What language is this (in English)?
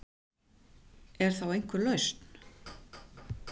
Icelandic